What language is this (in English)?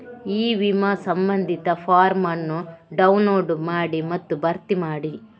Kannada